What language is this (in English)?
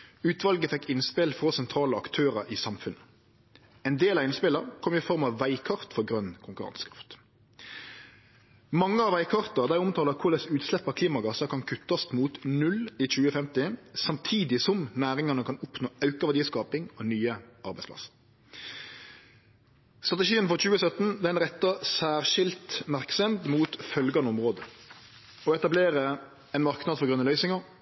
Norwegian Nynorsk